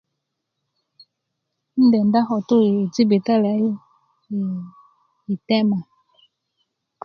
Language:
Kuku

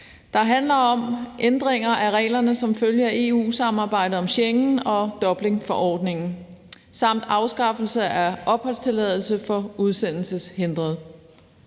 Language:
Danish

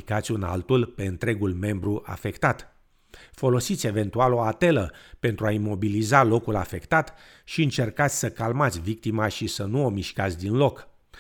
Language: Romanian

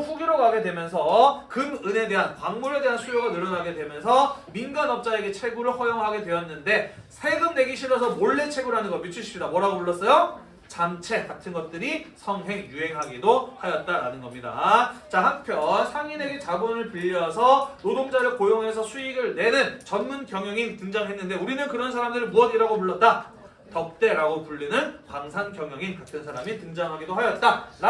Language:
Korean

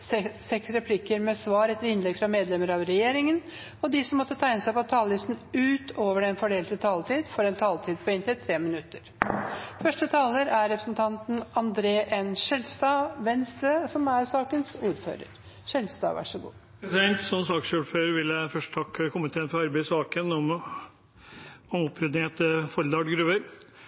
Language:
Norwegian Bokmål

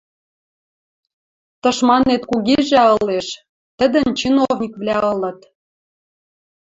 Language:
Western Mari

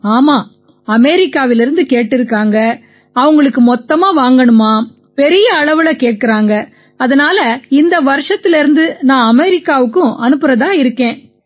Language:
Tamil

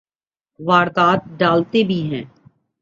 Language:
Urdu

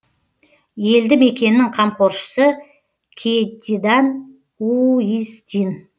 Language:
Kazakh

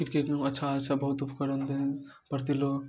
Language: Maithili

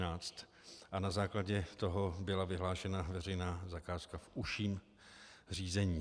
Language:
Czech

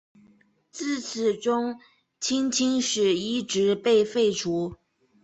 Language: Chinese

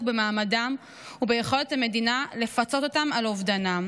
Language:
Hebrew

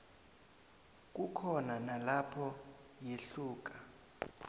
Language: South Ndebele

